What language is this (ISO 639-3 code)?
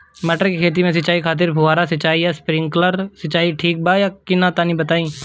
bho